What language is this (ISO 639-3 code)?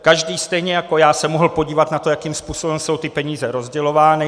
ces